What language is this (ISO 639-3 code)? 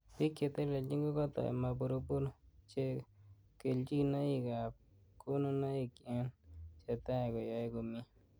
kln